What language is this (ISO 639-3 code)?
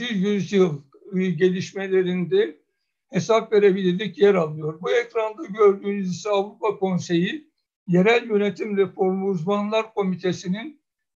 tur